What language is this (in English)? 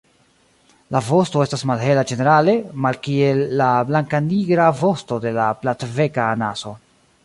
Esperanto